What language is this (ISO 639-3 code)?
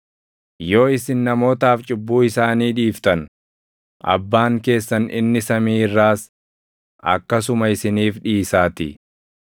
orm